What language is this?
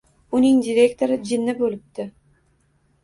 Uzbek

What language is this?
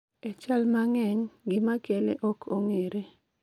Luo (Kenya and Tanzania)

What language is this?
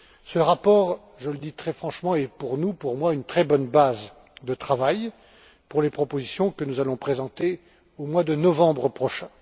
French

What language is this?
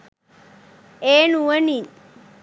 Sinhala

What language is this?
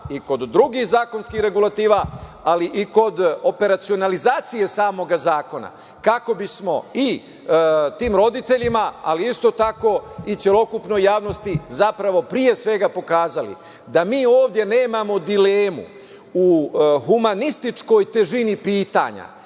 Serbian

